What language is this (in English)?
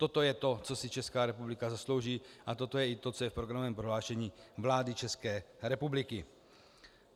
Czech